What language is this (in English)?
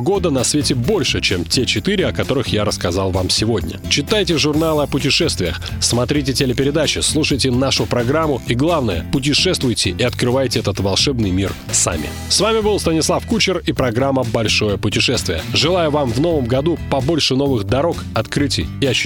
Russian